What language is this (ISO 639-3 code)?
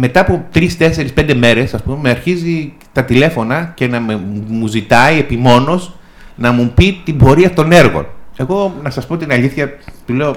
ell